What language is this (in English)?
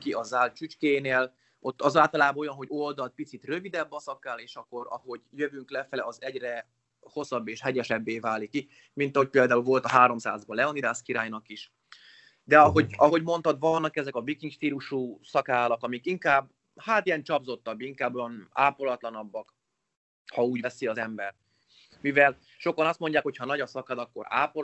Hungarian